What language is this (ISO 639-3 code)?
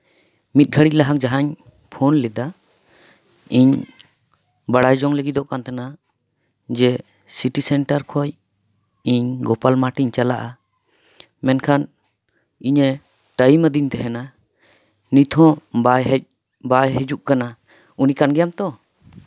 sat